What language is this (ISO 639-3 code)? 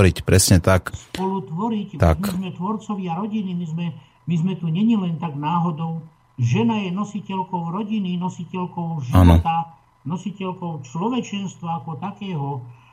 slk